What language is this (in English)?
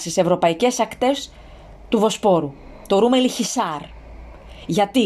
Greek